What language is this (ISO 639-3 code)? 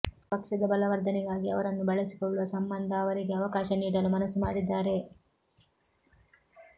kan